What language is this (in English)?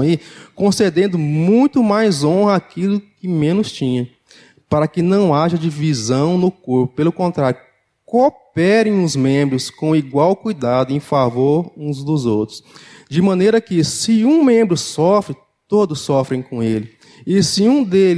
Portuguese